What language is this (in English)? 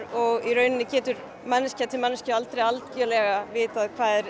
Icelandic